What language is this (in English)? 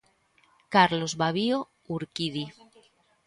Galician